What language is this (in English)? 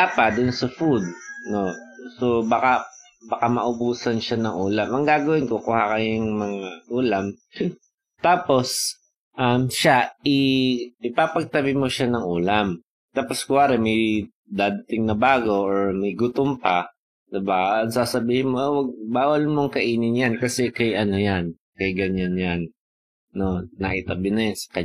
Filipino